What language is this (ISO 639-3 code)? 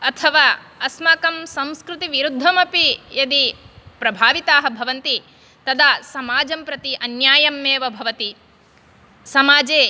san